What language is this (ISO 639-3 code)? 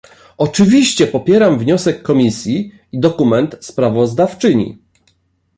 pol